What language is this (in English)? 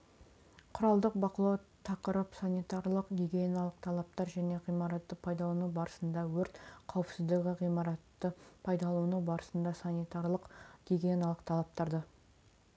Kazakh